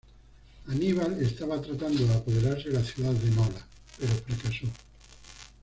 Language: Spanish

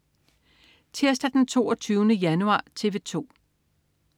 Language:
Danish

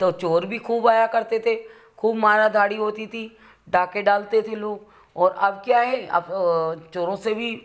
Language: Hindi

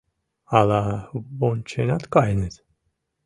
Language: Mari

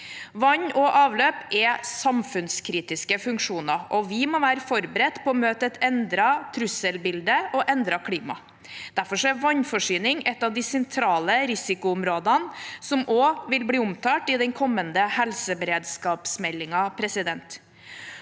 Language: Norwegian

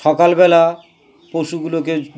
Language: Bangla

